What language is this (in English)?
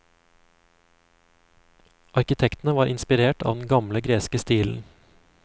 Norwegian